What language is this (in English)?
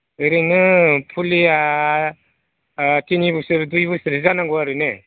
Bodo